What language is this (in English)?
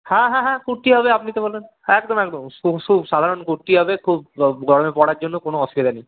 Bangla